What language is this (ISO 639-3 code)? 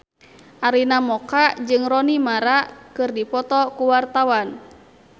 sun